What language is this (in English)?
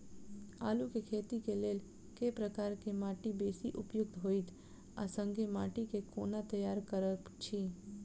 Maithili